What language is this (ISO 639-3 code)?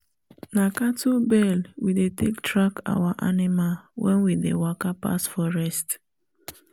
pcm